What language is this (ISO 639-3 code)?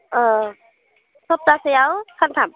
brx